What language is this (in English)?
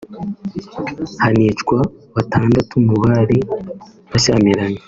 Kinyarwanda